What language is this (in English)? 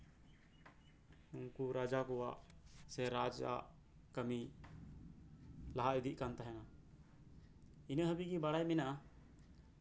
Santali